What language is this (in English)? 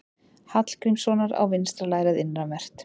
Icelandic